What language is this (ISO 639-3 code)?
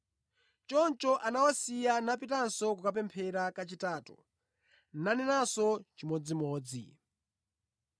nya